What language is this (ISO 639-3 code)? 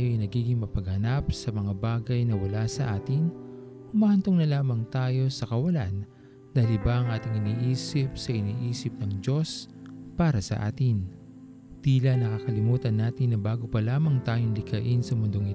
fil